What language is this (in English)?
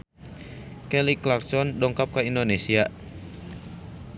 Sundanese